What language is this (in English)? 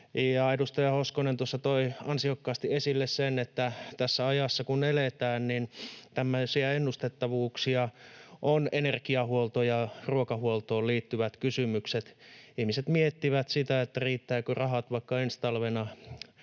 Finnish